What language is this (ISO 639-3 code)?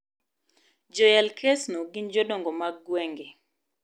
luo